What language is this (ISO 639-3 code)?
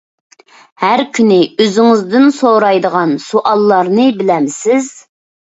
uig